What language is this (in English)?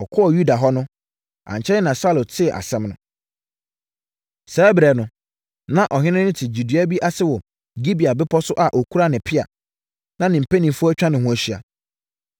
Akan